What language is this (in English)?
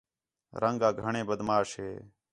Khetrani